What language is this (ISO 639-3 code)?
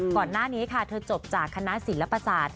tha